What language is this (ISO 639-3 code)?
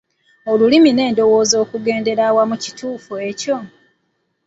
lug